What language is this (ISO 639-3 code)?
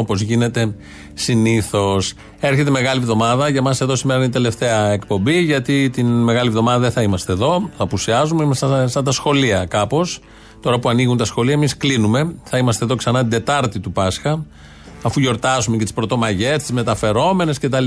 ell